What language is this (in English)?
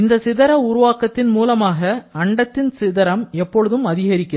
Tamil